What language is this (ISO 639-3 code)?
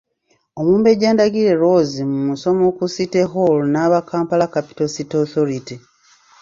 lug